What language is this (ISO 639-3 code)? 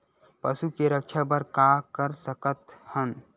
hne